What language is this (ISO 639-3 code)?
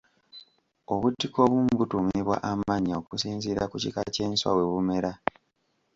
lug